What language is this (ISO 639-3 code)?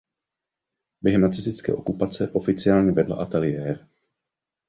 ces